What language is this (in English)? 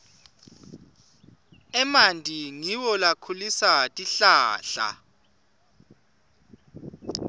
Swati